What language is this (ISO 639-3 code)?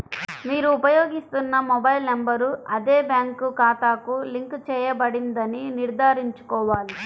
tel